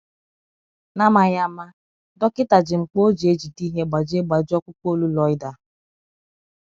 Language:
Igbo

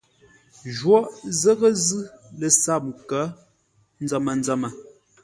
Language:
Ngombale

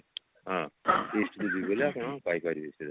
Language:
Odia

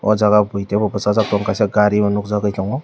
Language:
Kok Borok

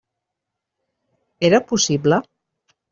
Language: Catalan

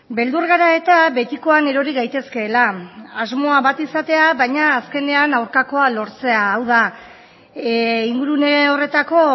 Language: Basque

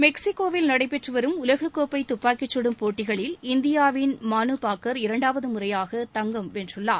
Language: Tamil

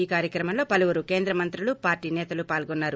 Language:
Telugu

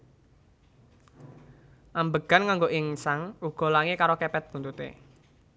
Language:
Javanese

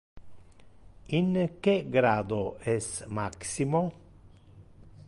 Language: Interlingua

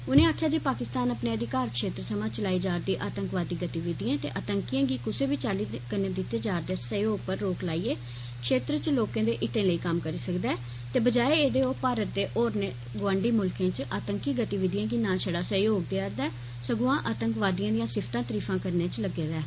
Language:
Dogri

